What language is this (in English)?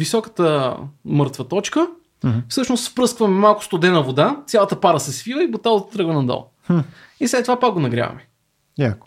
Bulgarian